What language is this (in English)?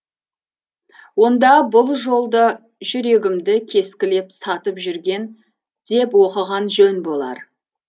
Kazakh